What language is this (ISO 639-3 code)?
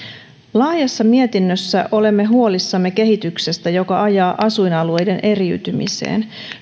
fin